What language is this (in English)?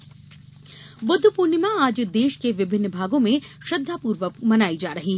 Hindi